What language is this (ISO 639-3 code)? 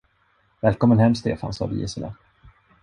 swe